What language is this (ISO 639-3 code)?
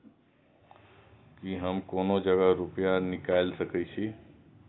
mai